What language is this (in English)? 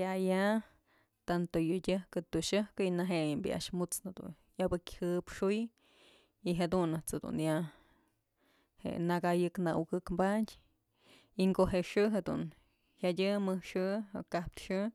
Mazatlán Mixe